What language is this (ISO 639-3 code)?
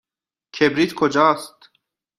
fas